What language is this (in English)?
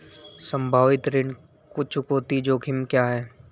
Hindi